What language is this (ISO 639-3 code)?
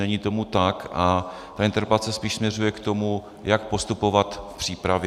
ces